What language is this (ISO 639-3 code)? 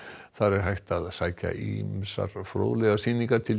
isl